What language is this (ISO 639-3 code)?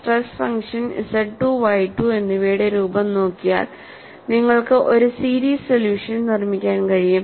mal